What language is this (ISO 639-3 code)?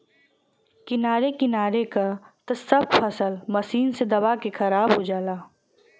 bho